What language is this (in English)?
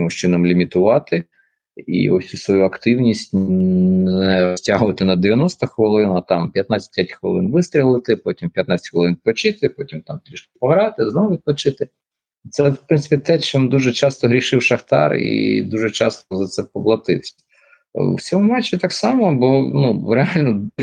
Ukrainian